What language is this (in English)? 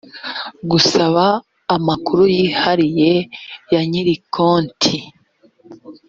Kinyarwanda